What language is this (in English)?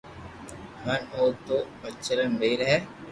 Loarki